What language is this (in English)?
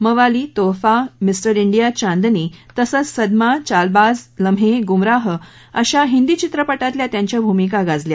Marathi